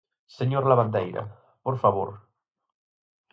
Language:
Galician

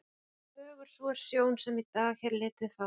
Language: Icelandic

